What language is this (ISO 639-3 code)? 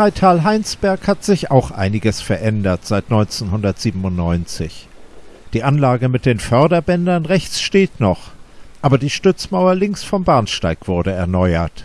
deu